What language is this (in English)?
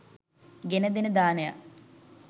Sinhala